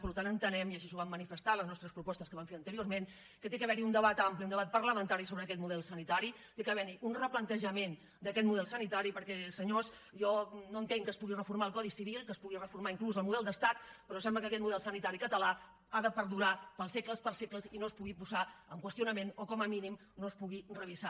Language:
Catalan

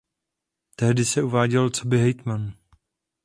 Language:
Czech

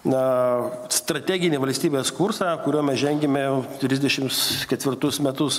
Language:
Lithuanian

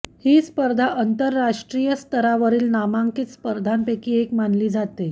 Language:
Marathi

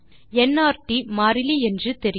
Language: Tamil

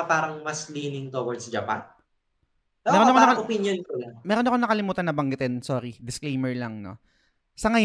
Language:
Filipino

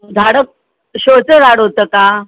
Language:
Marathi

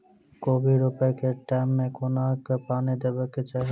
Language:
Maithili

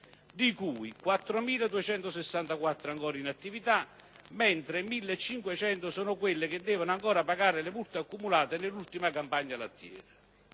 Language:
Italian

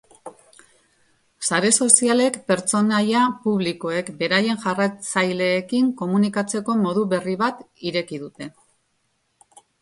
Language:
Basque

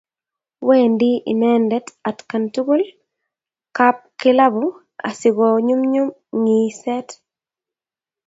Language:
Kalenjin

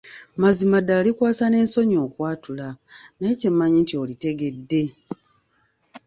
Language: Ganda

